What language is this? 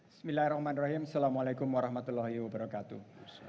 Indonesian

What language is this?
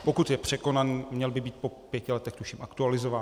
Czech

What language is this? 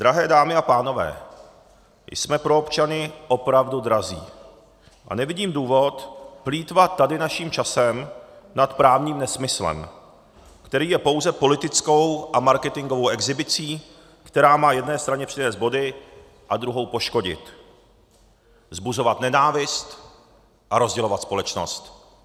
Czech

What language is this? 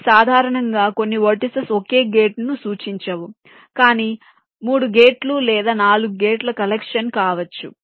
Telugu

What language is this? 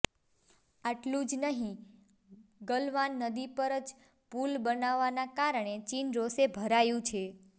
Gujarati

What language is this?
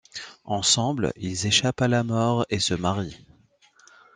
French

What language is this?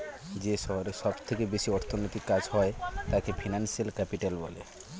Bangla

